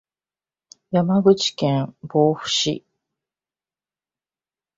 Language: Japanese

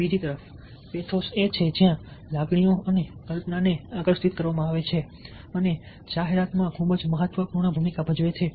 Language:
Gujarati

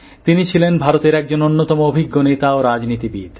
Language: Bangla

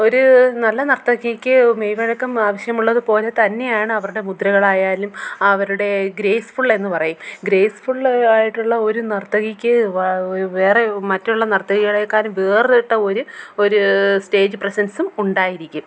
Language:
Malayalam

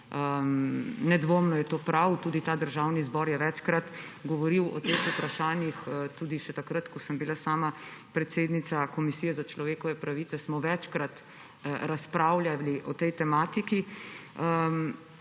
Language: Slovenian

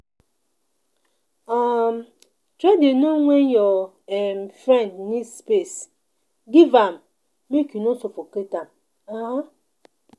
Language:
Nigerian Pidgin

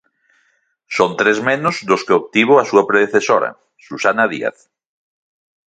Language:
Galician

